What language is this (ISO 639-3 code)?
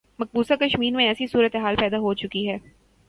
urd